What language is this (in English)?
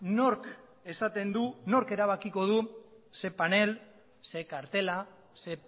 Basque